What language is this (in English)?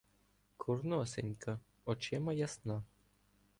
Ukrainian